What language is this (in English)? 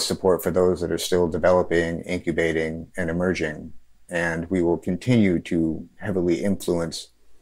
English